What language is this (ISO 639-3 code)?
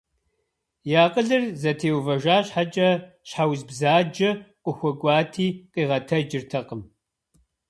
kbd